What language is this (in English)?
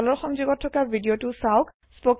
Assamese